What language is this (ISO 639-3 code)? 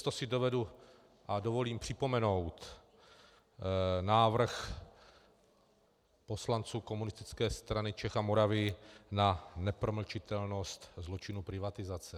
ces